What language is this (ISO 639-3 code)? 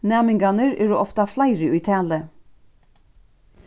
fao